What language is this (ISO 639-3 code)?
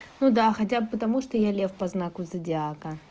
rus